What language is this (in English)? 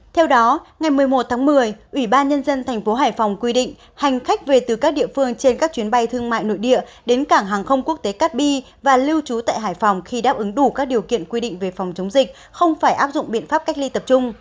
Vietnamese